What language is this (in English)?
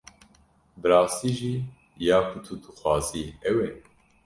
Kurdish